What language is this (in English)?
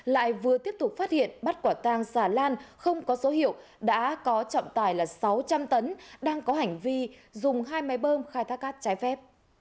Vietnamese